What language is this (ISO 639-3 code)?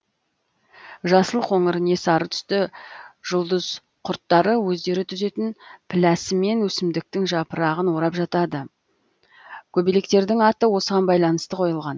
kaz